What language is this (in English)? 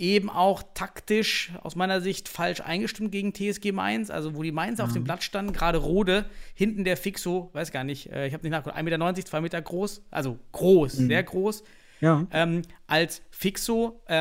German